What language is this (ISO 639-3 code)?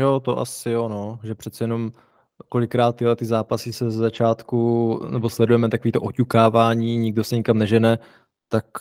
ces